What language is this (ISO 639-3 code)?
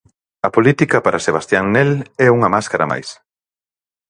glg